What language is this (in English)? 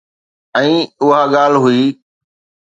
Sindhi